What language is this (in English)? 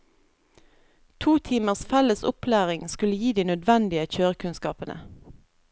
Norwegian